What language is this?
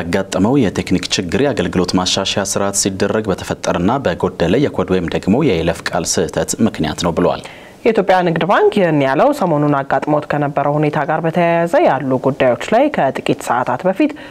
Arabic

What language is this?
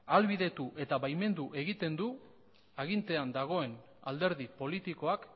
Basque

